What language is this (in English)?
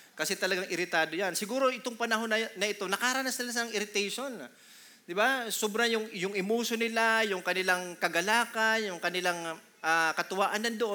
Filipino